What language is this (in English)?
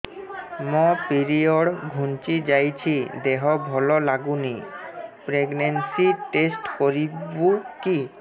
Odia